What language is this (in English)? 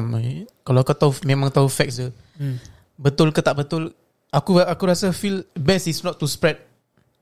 Malay